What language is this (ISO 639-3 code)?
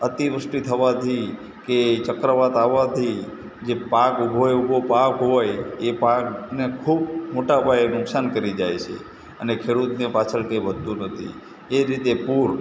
guj